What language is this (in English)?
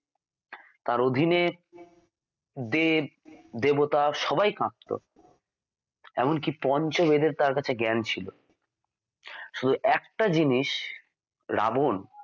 Bangla